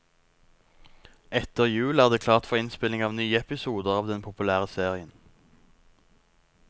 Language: Norwegian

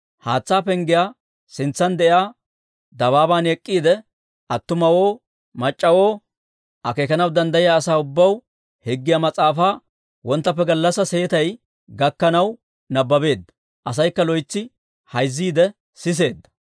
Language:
Dawro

